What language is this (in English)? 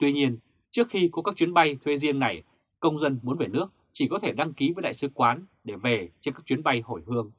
Vietnamese